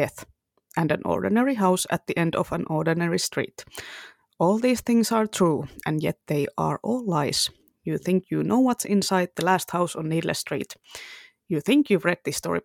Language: Finnish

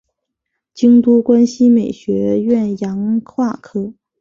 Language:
Chinese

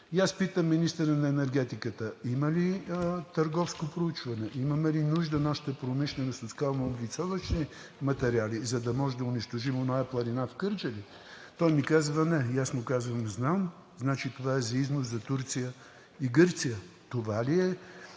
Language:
Bulgarian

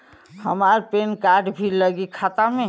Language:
Bhojpuri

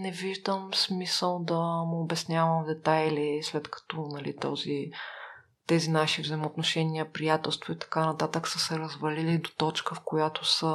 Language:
Bulgarian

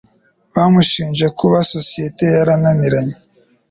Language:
Kinyarwanda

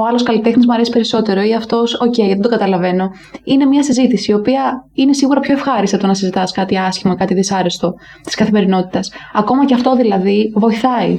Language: Greek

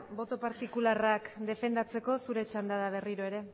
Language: Basque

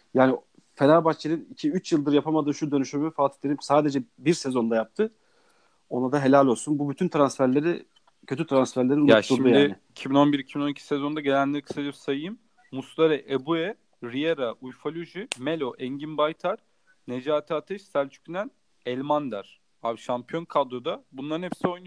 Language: Turkish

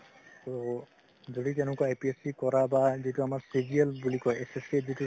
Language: Assamese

